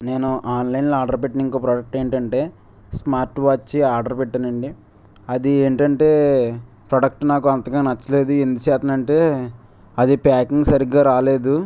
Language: Telugu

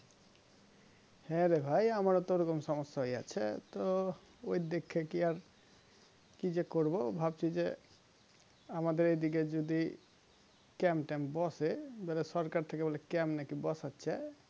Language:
Bangla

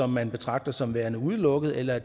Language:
Danish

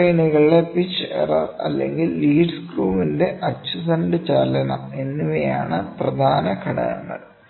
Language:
Malayalam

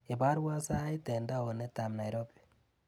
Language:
Kalenjin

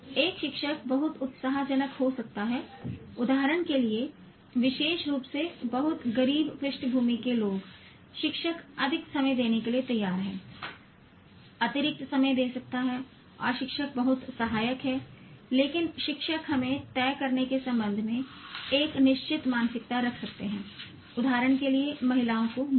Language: Hindi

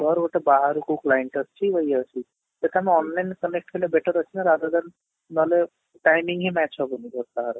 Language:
Odia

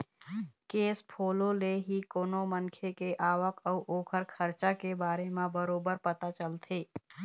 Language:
Chhattisgarhi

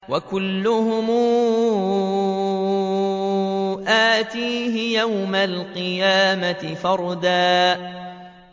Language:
Arabic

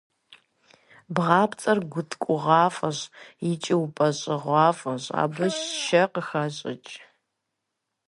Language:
Kabardian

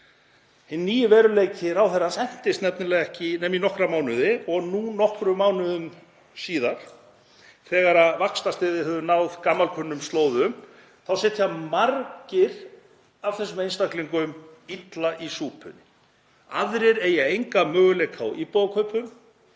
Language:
Icelandic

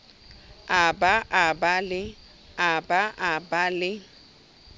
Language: Southern Sotho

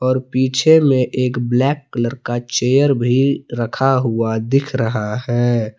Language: Hindi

